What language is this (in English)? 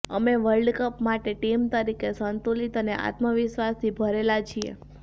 Gujarati